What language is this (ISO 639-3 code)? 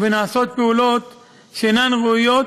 heb